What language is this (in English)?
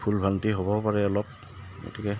Assamese